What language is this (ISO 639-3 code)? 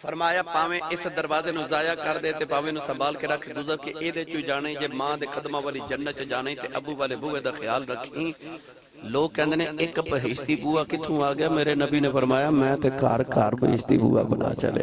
pan